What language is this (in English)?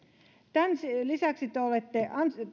Finnish